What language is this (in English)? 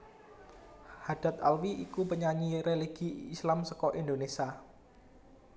Javanese